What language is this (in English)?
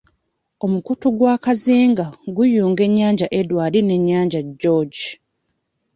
Ganda